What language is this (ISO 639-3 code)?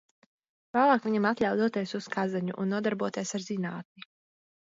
lav